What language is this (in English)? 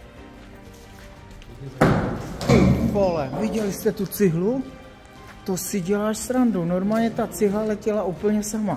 Czech